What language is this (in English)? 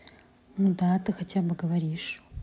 Russian